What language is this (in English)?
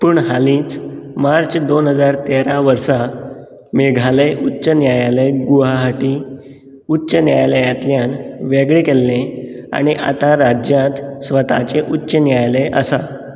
Konkani